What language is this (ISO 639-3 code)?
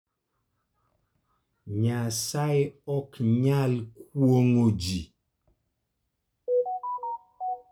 luo